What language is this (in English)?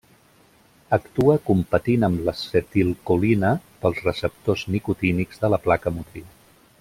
Catalan